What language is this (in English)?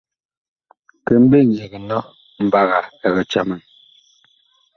Bakoko